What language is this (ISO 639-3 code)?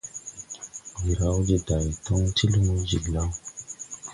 tui